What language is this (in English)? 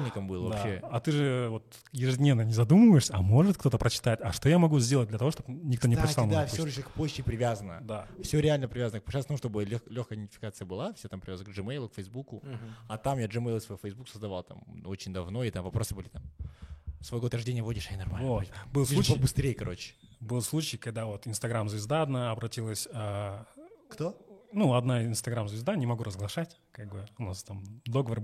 Russian